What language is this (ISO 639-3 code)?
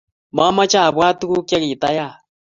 kln